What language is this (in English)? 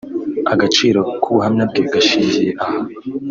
Kinyarwanda